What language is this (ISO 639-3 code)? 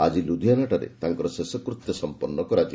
ori